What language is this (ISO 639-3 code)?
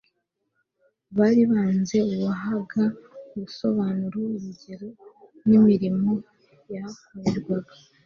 kin